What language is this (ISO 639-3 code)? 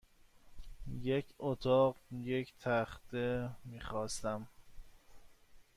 fas